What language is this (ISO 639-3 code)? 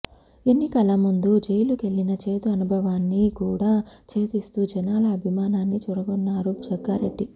tel